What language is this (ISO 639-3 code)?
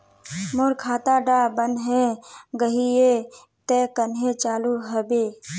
mag